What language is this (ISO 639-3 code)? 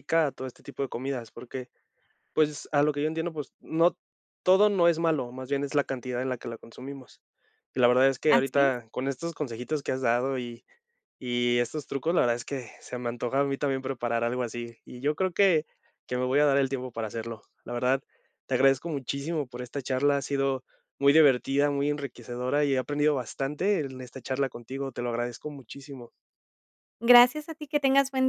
spa